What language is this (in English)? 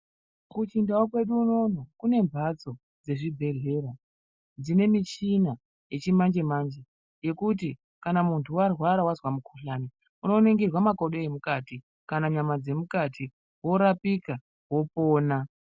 Ndau